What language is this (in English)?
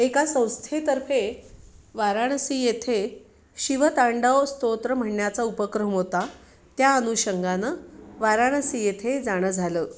Marathi